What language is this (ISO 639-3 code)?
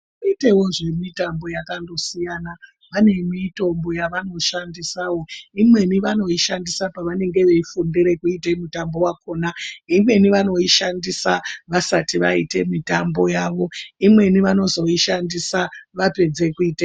ndc